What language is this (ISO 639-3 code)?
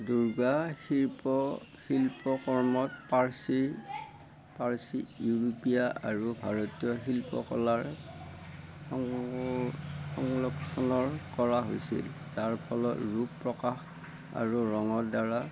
asm